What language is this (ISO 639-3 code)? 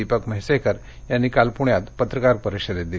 mar